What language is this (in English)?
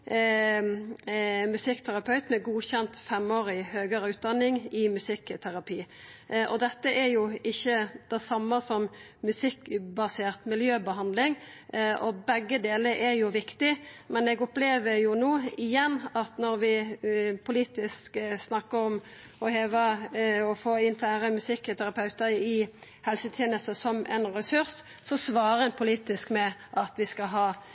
Norwegian Nynorsk